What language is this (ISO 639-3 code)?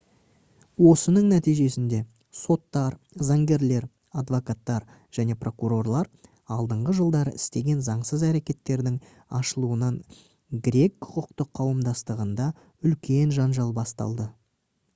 kaz